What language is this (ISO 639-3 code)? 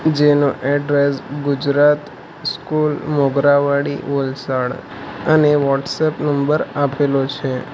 guj